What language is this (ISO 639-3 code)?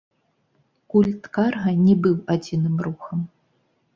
bel